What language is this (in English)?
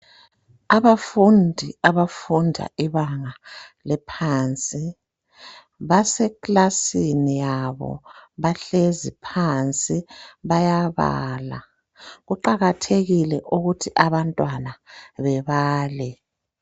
North Ndebele